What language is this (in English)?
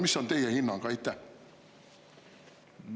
Estonian